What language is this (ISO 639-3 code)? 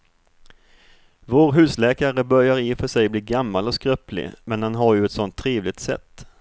swe